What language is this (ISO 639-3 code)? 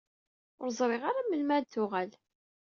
kab